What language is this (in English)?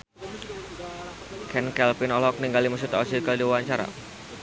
Sundanese